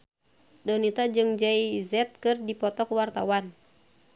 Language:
Sundanese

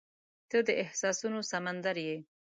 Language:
Pashto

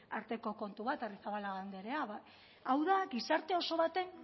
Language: Basque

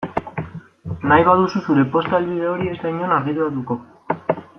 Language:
Basque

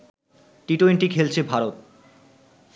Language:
Bangla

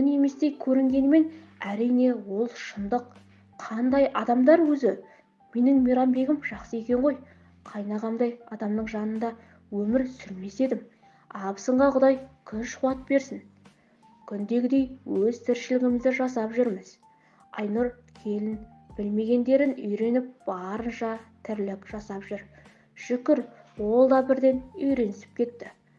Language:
Turkish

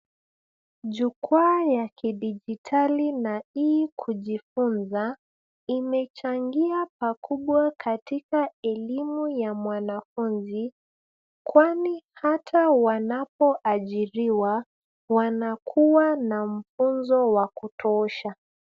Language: Swahili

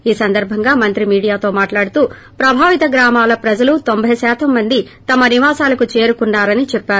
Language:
Telugu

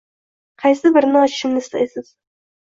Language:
Uzbek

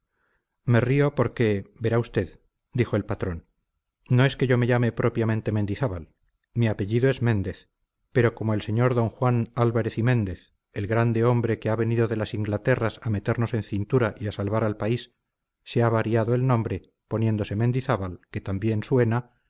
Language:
Spanish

